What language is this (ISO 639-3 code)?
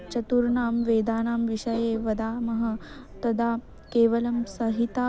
san